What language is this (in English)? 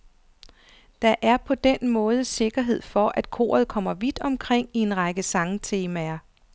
Danish